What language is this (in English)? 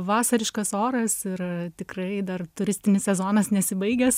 Lithuanian